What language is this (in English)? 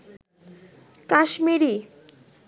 Bangla